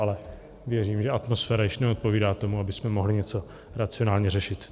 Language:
Czech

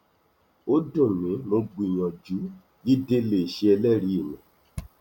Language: Yoruba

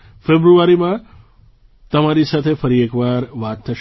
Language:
Gujarati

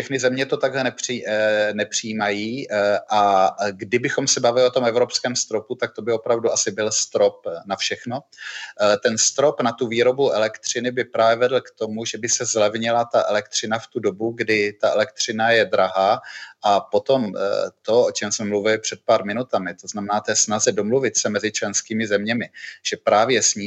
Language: Czech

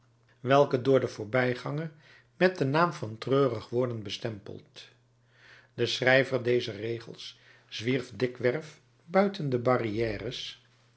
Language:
Dutch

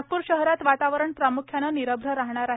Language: Marathi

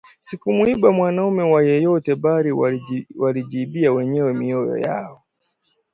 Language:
Swahili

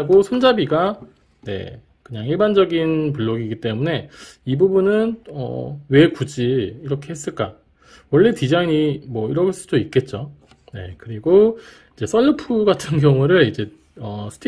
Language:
Korean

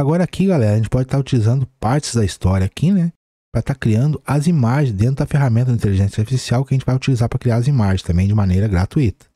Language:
Portuguese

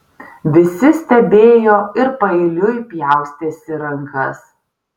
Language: Lithuanian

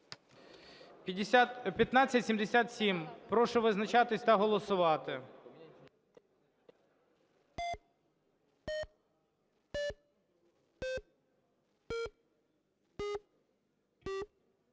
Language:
Ukrainian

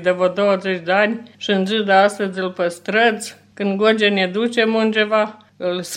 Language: Romanian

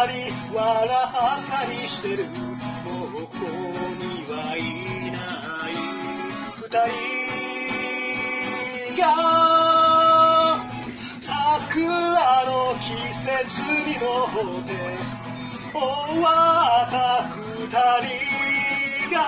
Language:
Japanese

